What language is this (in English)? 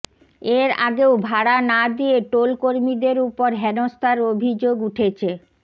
Bangla